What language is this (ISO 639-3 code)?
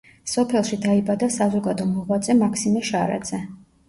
kat